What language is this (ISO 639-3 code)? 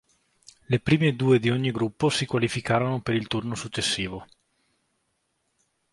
ita